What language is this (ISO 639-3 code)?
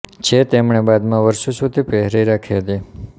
guj